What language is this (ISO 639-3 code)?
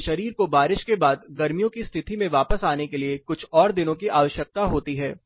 hin